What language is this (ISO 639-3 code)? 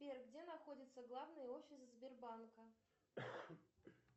rus